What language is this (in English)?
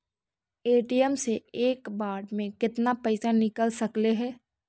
Magahi